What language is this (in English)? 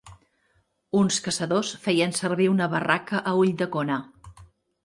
Catalan